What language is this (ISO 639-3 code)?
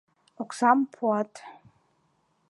chm